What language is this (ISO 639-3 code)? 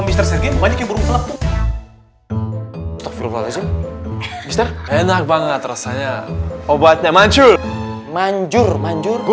ind